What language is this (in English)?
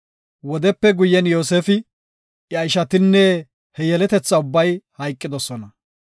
Gofa